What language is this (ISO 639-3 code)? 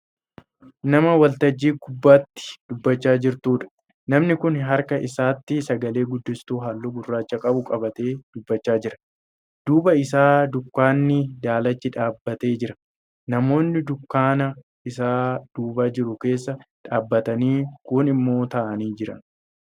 orm